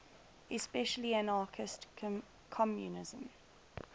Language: English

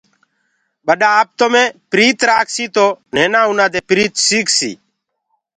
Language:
Gurgula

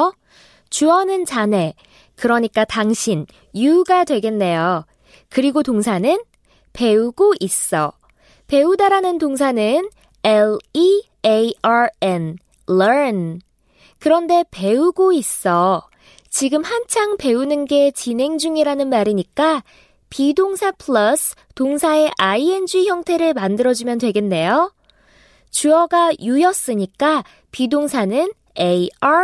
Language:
Korean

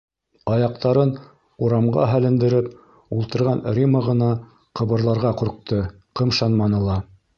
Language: Bashkir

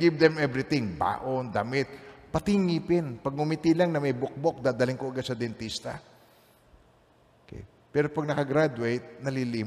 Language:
Filipino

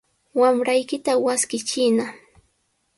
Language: Sihuas Ancash Quechua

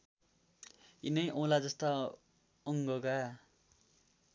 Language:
Nepali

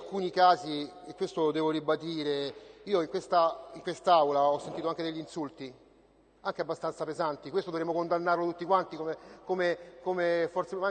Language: Italian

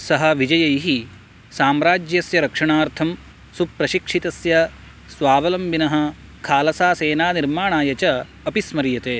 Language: Sanskrit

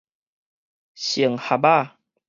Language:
Min Nan Chinese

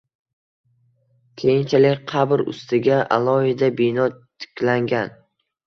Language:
Uzbek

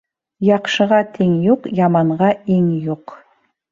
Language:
Bashkir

